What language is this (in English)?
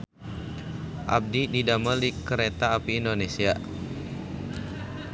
Sundanese